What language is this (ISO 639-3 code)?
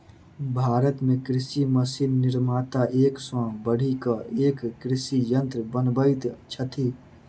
mai